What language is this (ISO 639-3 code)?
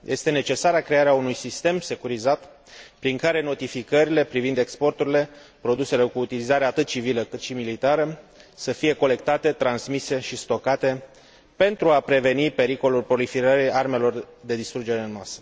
ron